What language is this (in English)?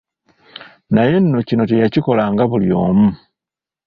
Ganda